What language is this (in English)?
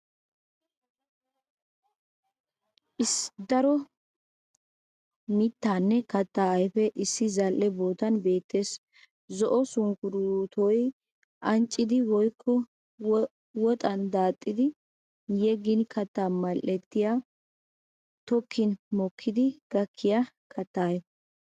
Wolaytta